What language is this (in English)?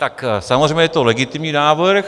Czech